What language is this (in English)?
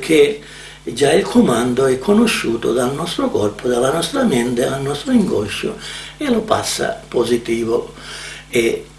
Italian